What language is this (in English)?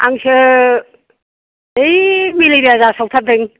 Bodo